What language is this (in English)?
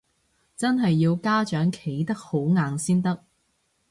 Cantonese